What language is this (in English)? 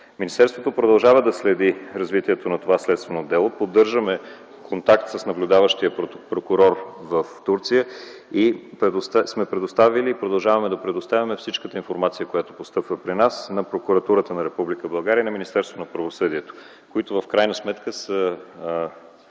Bulgarian